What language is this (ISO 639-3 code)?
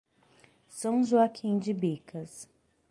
por